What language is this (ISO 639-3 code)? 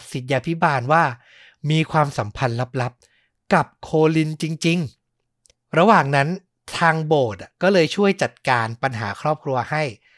tha